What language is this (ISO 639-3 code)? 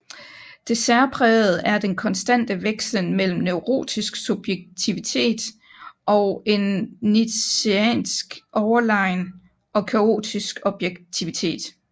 dan